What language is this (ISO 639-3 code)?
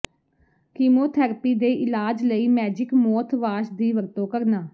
pan